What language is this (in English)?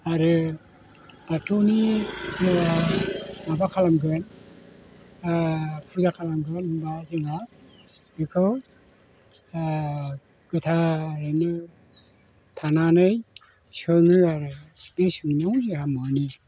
Bodo